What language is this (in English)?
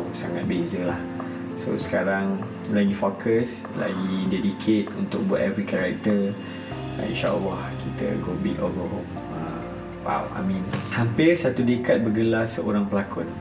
Malay